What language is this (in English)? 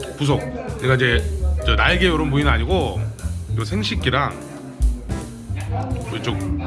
Korean